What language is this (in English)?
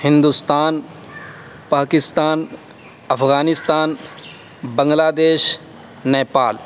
Urdu